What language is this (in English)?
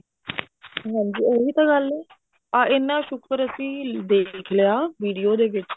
Punjabi